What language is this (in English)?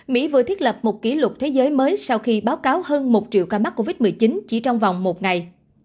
Vietnamese